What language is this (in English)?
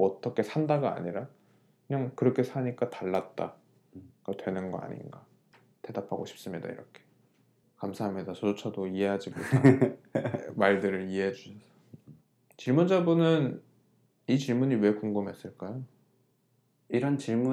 Korean